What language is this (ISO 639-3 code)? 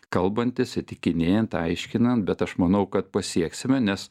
lit